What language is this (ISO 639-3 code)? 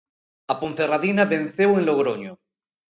glg